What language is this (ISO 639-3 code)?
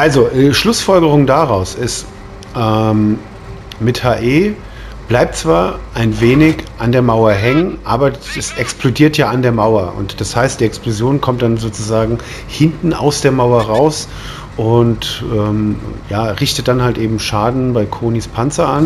deu